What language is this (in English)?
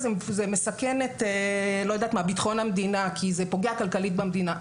Hebrew